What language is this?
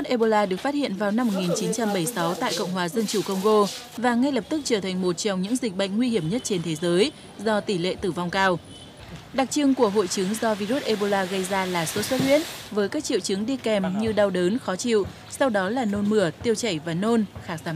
Vietnamese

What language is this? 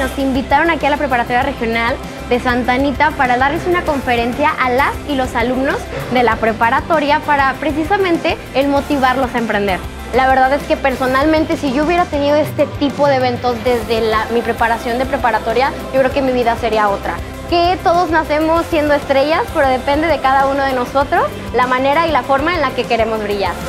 Spanish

